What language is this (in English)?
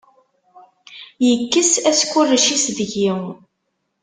Kabyle